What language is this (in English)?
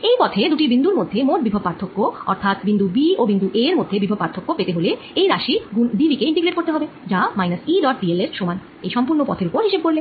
Bangla